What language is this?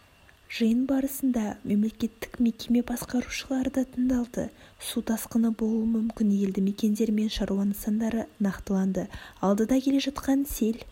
Kazakh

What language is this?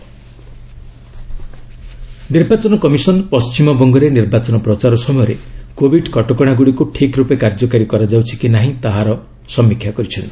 Odia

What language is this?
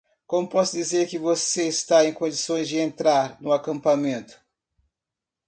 Portuguese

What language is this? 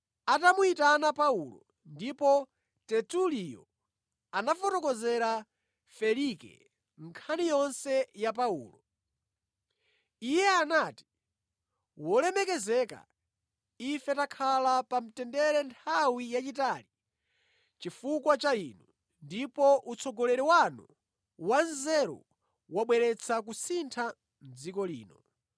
Nyanja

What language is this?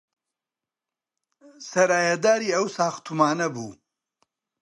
Central Kurdish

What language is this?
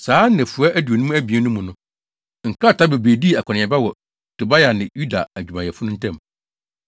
Akan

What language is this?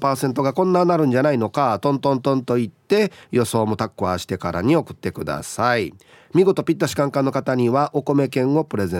Japanese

